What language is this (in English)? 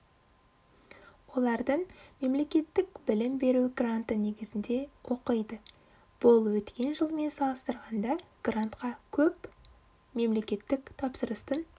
Kazakh